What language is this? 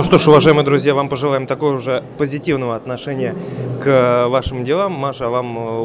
Russian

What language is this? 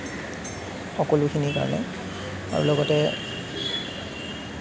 Assamese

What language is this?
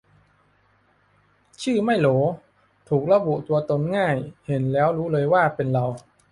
Thai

